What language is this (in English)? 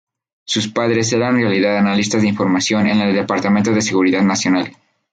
Spanish